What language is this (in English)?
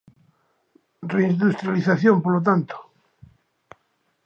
Galician